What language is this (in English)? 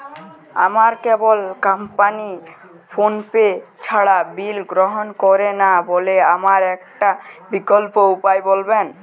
Bangla